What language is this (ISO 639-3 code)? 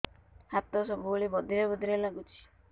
ori